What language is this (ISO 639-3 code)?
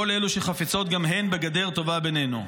heb